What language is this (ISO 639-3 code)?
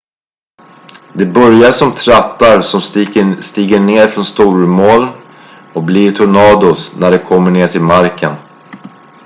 swe